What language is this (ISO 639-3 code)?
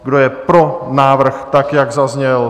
ces